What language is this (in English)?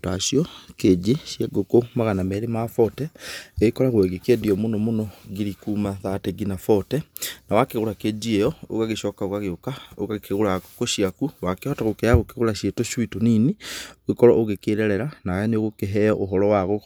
Kikuyu